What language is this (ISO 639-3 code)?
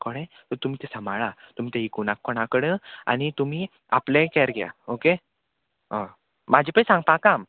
kok